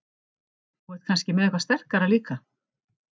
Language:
Icelandic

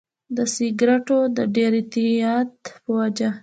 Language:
Pashto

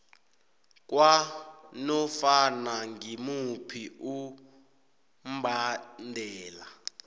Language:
South Ndebele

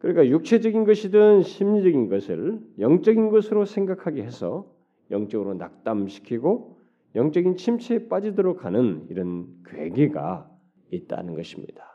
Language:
Korean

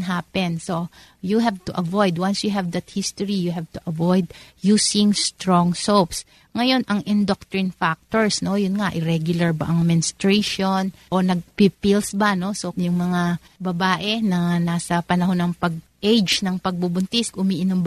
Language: Filipino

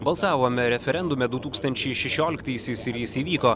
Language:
Lithuanian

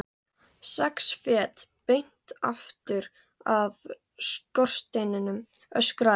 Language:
Icelandic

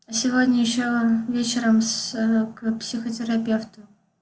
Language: Russian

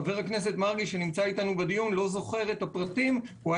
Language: Hebrew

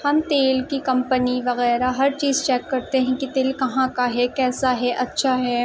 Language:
Urdu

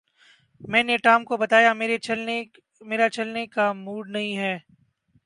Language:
Urdu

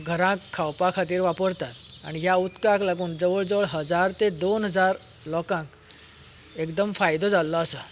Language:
Konkani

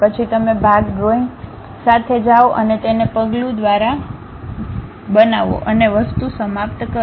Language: Gujarati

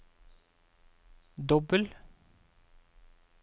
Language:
Norwegian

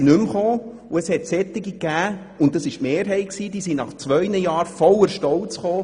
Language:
Swiss German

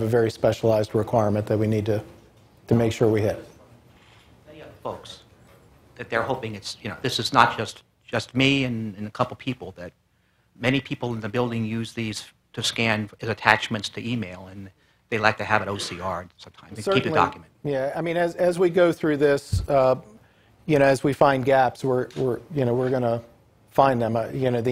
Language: English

